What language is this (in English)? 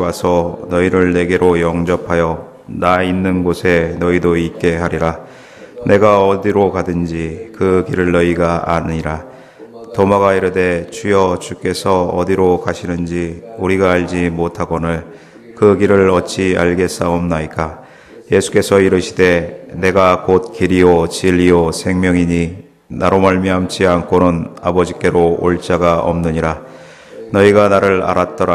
Korean